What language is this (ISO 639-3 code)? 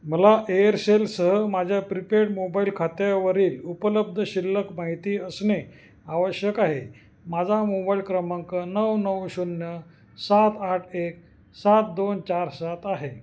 mar